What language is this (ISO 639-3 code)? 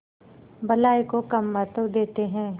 hin